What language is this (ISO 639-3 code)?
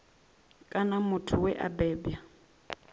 ven